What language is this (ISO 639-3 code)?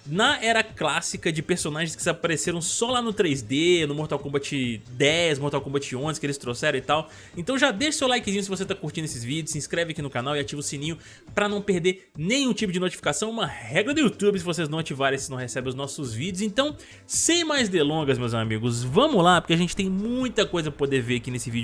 por